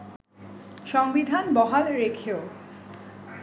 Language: Bangla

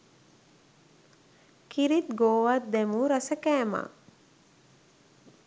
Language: Sinhala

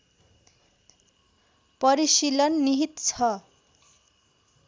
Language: Nepali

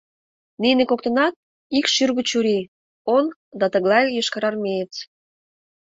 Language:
Mari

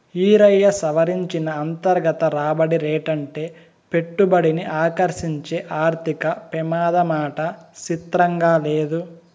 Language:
Telugu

